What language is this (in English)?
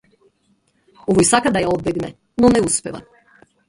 Macedonian